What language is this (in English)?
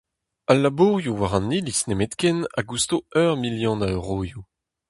Breton